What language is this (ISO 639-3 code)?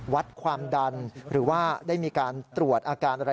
tha